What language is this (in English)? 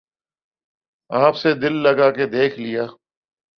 Urdu